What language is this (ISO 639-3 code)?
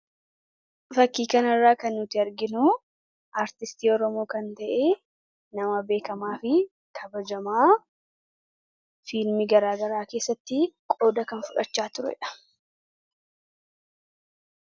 orm